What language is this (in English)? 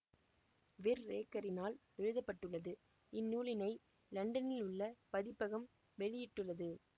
Tamil